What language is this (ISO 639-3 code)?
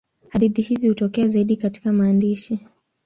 swa